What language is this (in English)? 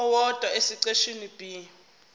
Zulu